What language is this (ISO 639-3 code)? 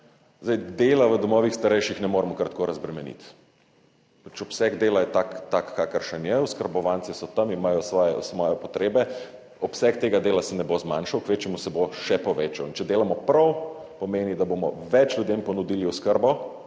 slv